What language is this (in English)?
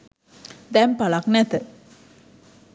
Sinhala